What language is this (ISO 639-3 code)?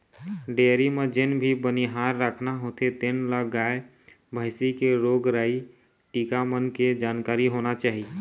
hne